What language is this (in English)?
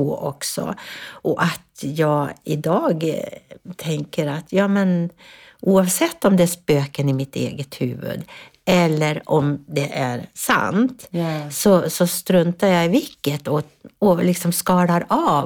Swedish